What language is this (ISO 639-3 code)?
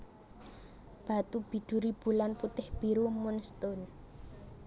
jav